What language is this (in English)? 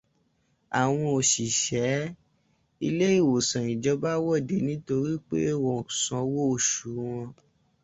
Yoruba